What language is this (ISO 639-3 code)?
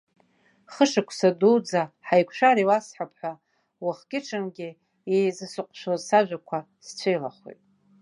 abk